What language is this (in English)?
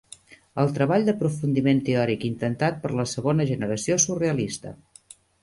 Catalan